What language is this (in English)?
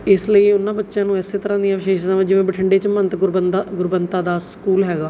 Punjabi